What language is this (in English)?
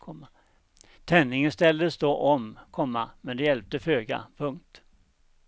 Swedish